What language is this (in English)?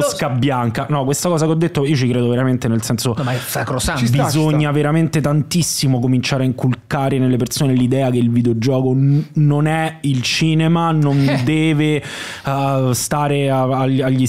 Italian